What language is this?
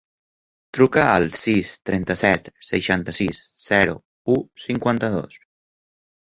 Catalan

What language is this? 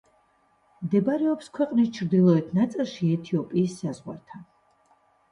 Georgian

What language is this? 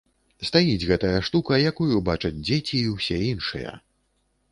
Belarusian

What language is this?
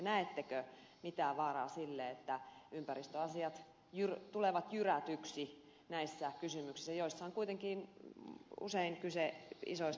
Finnish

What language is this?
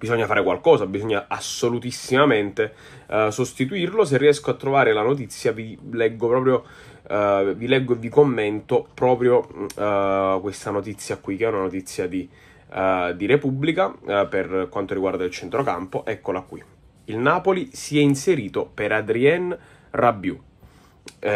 Italian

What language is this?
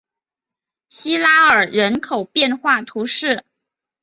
Chinese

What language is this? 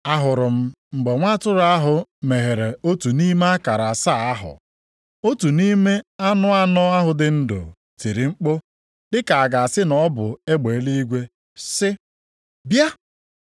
Igbo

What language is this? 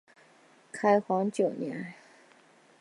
Chinese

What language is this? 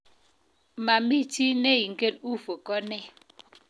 Kalenjin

